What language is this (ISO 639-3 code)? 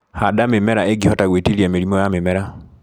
kik